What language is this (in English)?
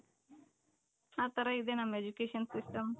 Kannada